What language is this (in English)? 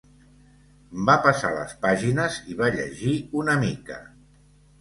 Catalan